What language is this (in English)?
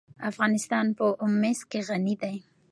Pashto